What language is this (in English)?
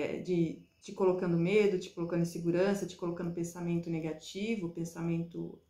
Portuguese